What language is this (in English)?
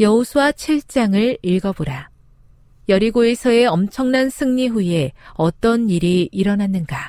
Korean